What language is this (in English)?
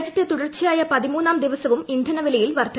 Malayalam